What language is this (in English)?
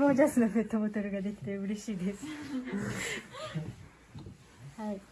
Japanese